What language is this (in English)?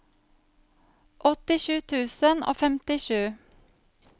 Norwegian